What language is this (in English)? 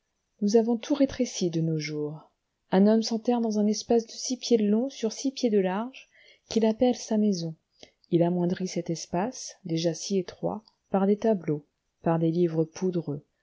French